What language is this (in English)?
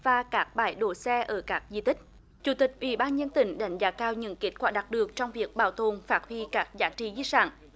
Vietnamese